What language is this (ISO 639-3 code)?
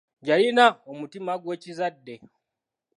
lug